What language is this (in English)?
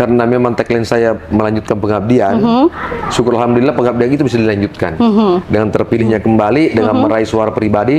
Indonesian